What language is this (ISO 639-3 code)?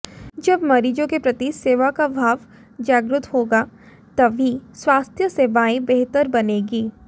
hin